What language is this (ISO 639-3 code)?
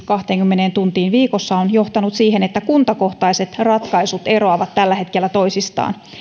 fin